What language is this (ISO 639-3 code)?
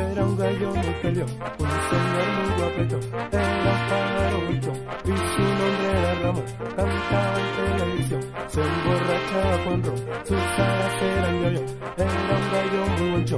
spa